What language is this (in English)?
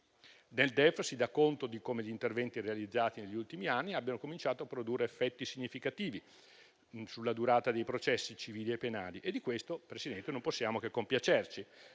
Italian